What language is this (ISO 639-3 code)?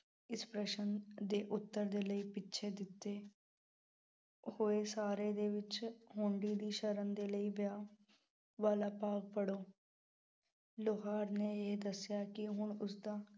pan